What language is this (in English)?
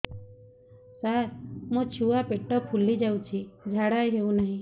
Odia